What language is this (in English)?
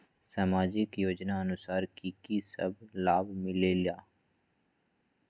Magahi